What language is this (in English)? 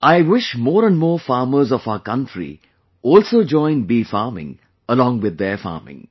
English